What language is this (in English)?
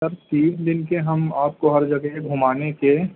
Urdu